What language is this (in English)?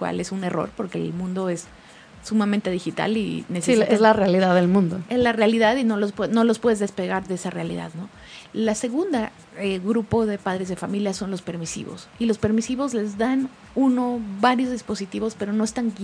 Spanish